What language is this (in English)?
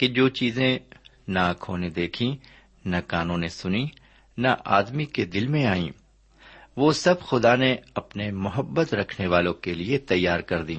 Urdu